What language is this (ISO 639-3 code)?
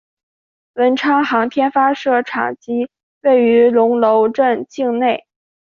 zho